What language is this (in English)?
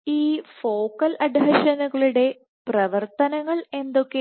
Malayalam